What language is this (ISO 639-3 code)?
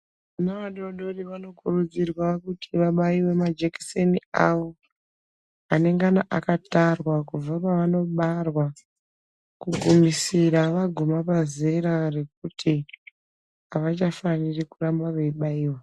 ndc